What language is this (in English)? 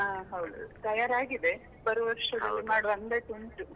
Kannada